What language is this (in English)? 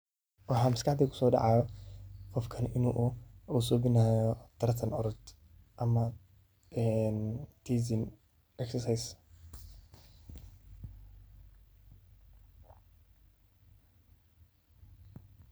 Somali